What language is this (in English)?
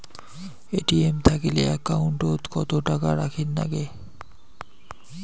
Bangla